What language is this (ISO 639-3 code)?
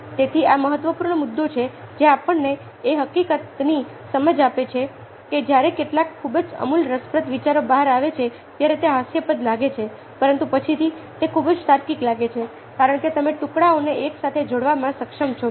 guj